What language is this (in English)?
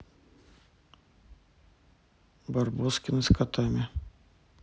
Russian